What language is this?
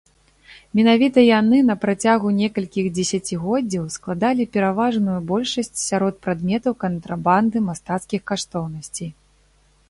Belarusian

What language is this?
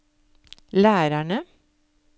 Norwegian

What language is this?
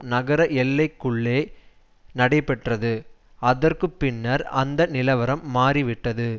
Tamil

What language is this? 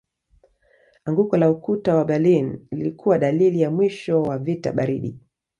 Swahili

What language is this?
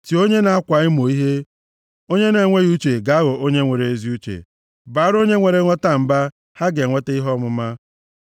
Igbo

